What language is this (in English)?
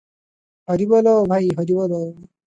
Odia